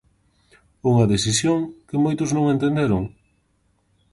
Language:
Galician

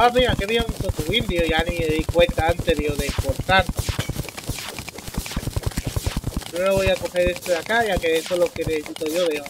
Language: Spanish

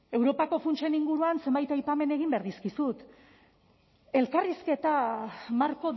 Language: Basque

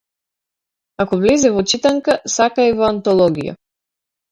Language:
Macedonian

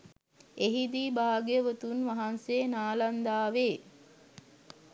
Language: Sinhala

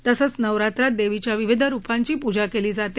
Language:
Marathi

